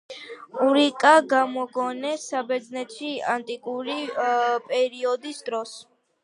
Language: Georgian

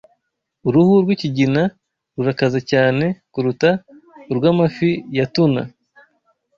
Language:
Kinyarwanda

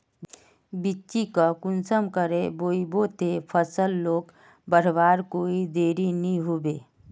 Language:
Magahi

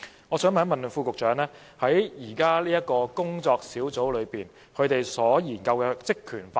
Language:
Cantonese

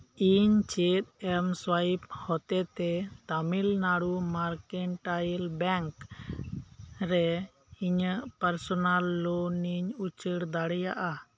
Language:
Santali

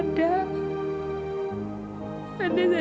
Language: Indonesian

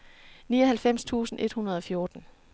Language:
Danish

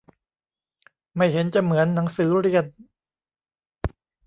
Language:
Thai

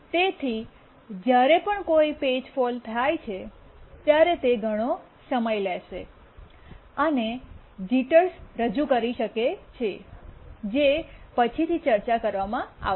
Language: Gujarati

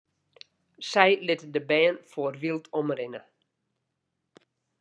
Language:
Western Frisian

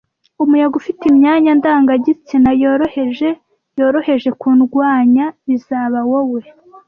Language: Kinyarwanda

